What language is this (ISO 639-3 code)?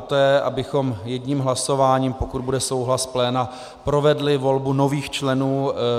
ces